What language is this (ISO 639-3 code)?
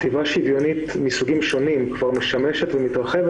heb